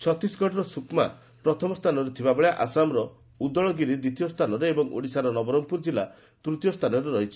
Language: Odia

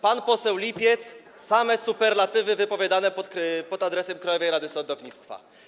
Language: Polish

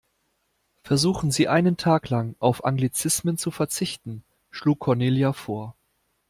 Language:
German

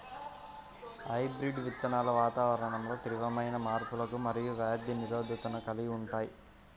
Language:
Telugu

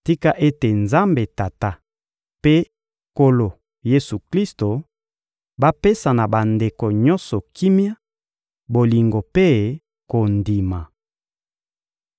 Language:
Lingala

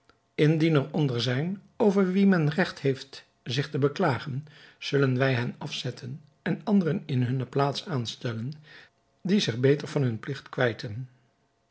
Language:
Dutch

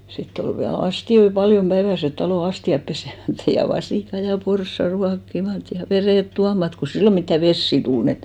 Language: Finnish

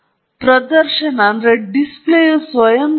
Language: Kannada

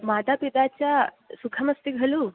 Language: Sanskrit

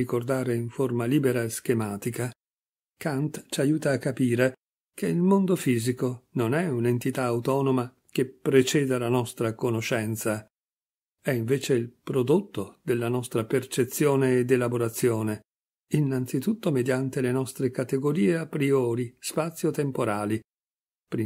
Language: Italian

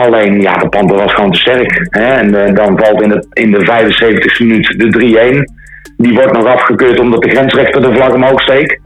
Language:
Dutch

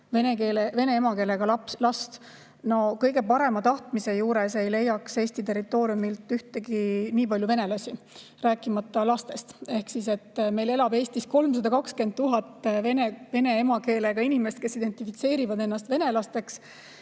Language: Estonian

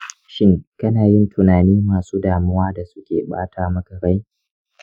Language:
Hausa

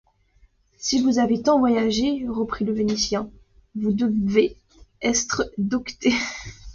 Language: French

